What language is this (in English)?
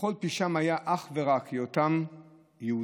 Hebrew